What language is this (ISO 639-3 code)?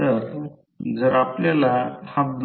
mar